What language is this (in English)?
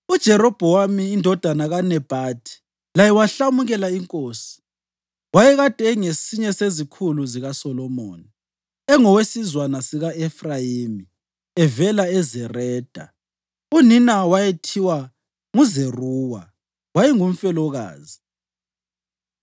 North Ndebele